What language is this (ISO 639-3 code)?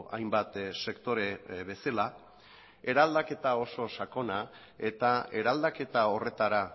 eus